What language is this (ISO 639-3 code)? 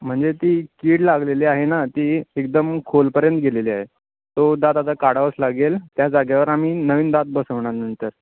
mar